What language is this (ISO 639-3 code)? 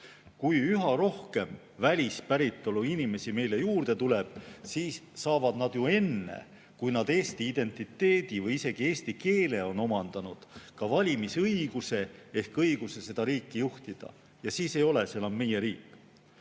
est